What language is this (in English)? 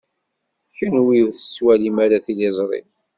Kabyle